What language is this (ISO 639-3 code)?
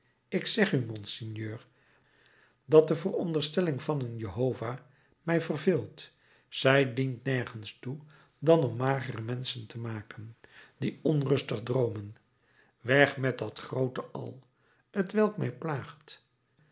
nld